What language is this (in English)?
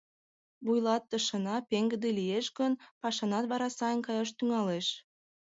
Mari